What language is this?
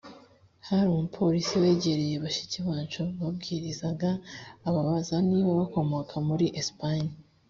Kinyarwanda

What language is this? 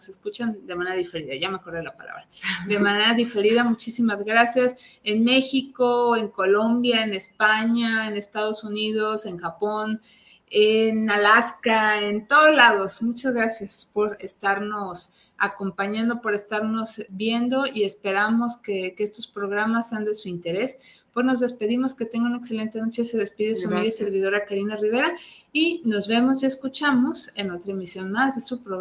Spanish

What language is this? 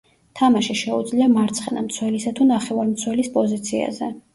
Georgian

